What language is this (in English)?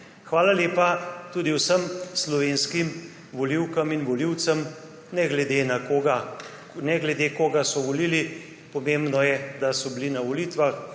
Slovenian